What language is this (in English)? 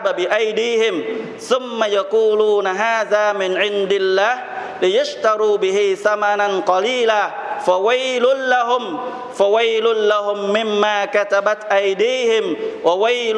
Vietnamese